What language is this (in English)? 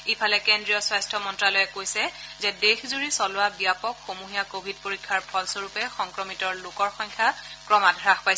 Assamese